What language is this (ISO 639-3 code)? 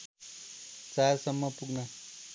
nep